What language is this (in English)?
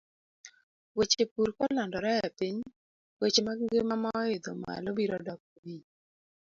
Luo (Kenya and Tanzania)